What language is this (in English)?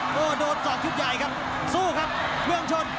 Thai